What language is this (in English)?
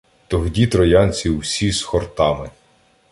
Ukrainian